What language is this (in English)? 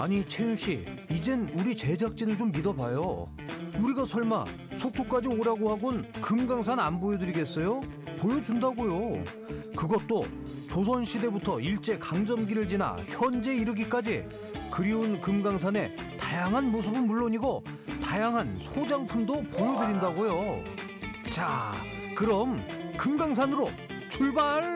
Korean